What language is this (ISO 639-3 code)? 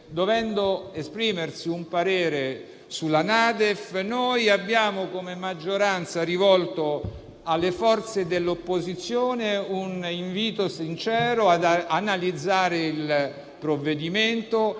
ita